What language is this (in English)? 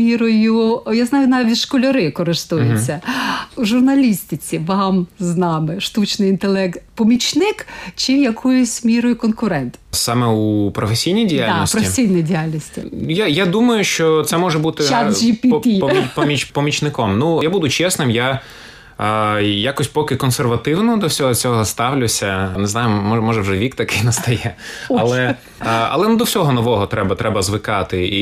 Ukrainian